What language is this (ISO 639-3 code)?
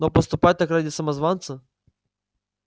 rus